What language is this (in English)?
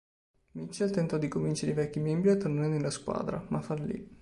Italian